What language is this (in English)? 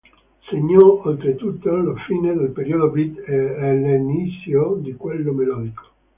Italian